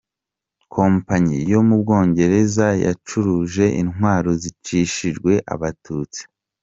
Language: Kinyarwanda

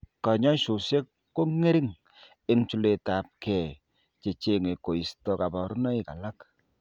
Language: Kalenjin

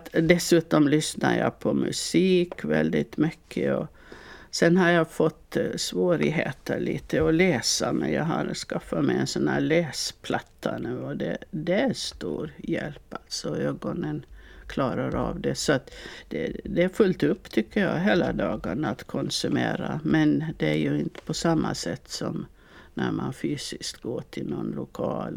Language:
Swedish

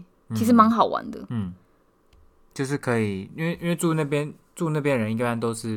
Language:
Chinese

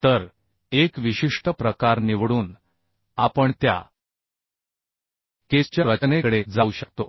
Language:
Marathi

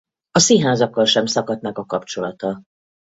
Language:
Hungarian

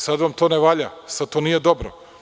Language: Serbian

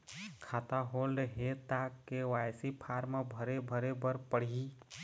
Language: Chhattisgarhi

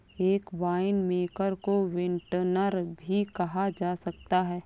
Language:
Hindi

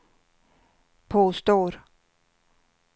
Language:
Swedish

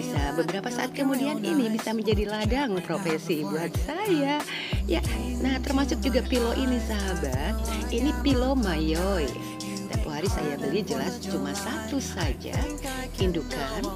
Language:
Indonesian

